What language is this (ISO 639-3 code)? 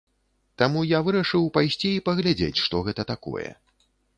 bel